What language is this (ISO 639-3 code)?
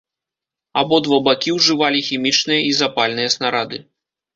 bel